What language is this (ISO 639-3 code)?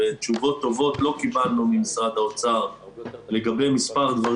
heb